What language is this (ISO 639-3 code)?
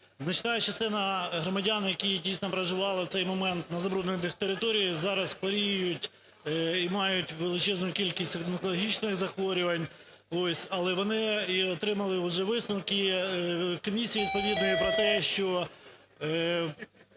ukr